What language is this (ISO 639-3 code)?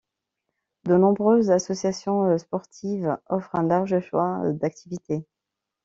fra